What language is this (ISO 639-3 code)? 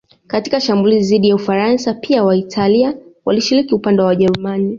swa